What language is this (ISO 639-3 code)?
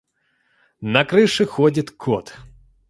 rus